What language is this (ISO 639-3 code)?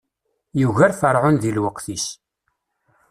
kab